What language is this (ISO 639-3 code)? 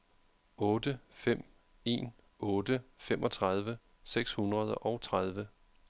dan